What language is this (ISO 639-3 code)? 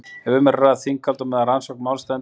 isl